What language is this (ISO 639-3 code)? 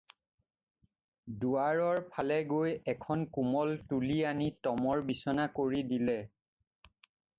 asm